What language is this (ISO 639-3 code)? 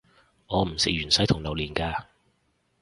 yue